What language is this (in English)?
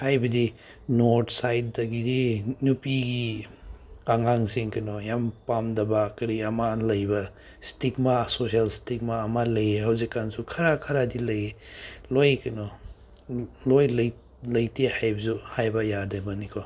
Manipuri